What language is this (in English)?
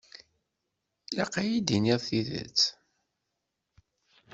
Kabyle